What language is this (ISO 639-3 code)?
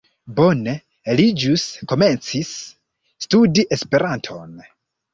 epo